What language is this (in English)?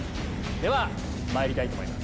Japanese